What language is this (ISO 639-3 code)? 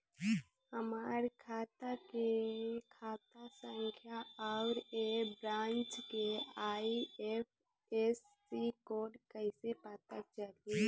bho